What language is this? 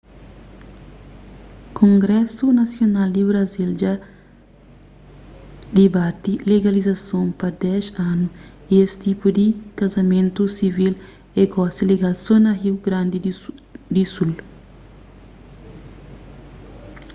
Kabuverdianu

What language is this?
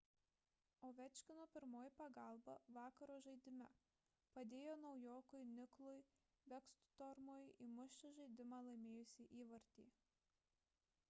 Lithuanian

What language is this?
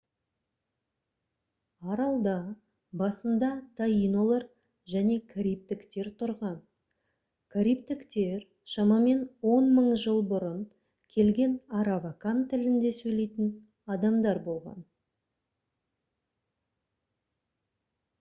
Kazakh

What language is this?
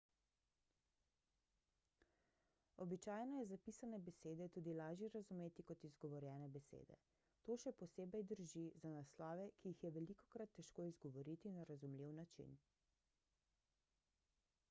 Slovenian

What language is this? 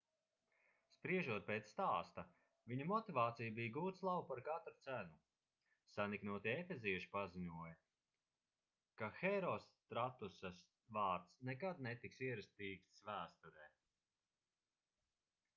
Latvian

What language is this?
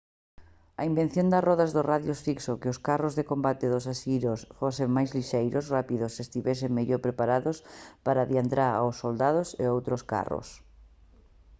Galician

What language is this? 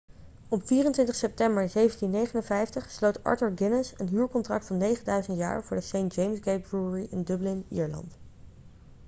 Dutch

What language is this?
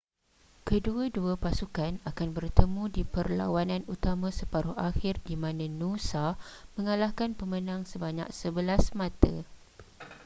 Malay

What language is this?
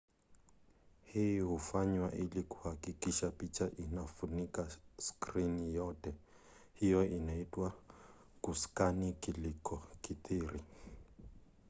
Swahili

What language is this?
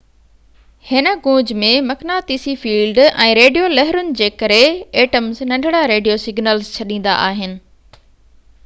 Sindhi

